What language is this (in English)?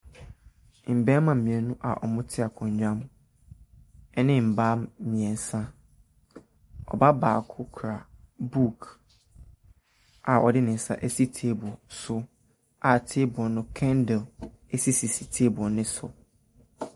Akan